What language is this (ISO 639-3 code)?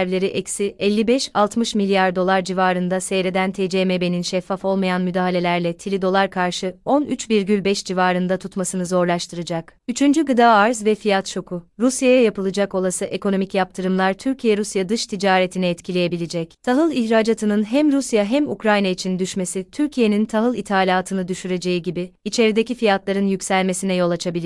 tur